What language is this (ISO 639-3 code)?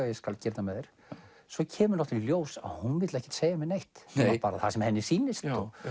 isl